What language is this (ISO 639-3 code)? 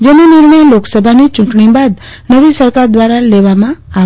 guj